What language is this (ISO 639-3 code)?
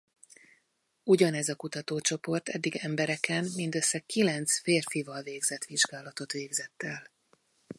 hun